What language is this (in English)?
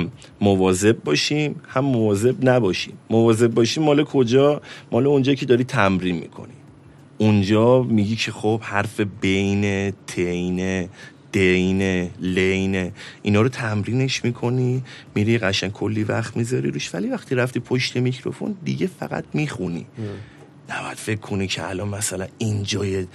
Persian